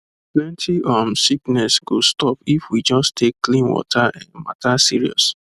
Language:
Nigerian Pidgin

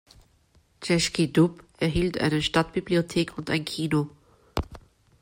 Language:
German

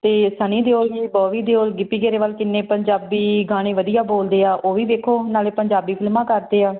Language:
Punjabi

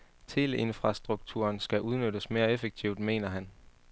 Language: Danish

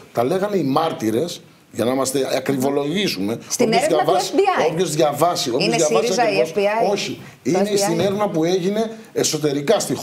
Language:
Greek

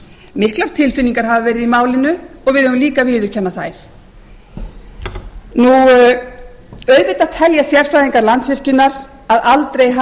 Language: Icelandic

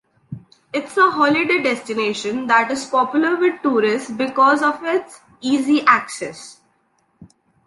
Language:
English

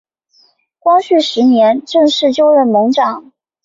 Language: Chinese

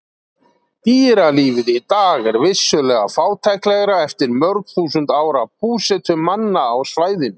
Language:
Icelandic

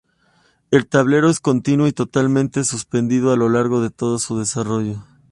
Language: Spanish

